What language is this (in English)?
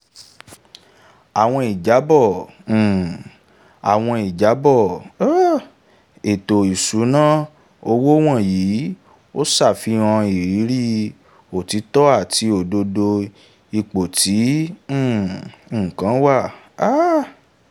Yoruba